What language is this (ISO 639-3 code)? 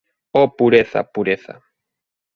glg